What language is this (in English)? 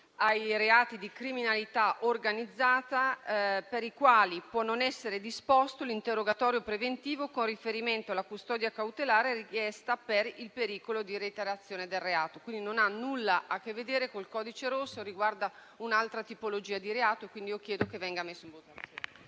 Italian